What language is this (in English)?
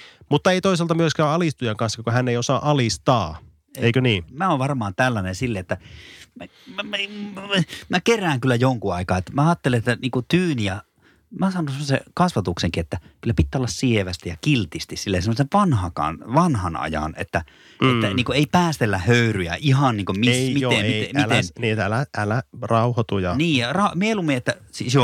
Finnish